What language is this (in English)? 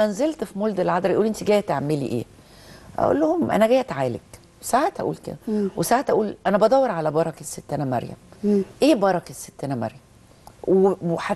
Arabic